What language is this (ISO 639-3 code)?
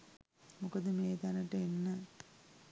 sin